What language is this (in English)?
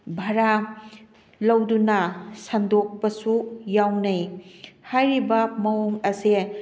Manipuri